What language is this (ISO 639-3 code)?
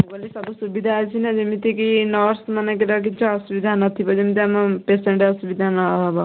ori